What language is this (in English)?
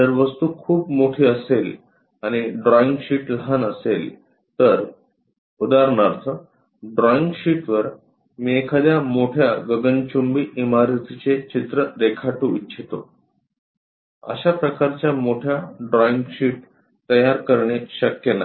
Marathi